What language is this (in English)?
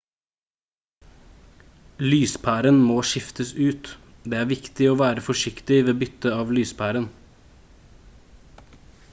Norwegian Bokmål